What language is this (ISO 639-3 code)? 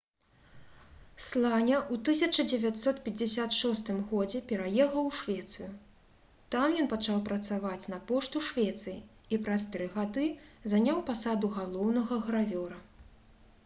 bel